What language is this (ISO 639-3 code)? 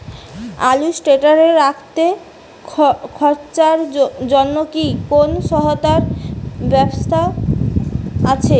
ben